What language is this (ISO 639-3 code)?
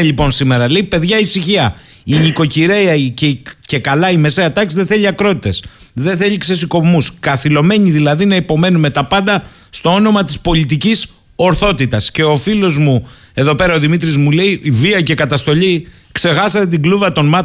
ell